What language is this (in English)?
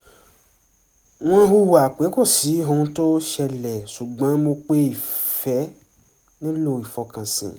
Yoruba